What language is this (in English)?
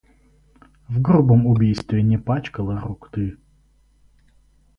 Russian